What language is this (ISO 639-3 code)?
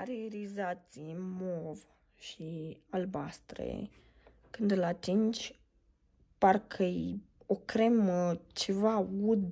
ron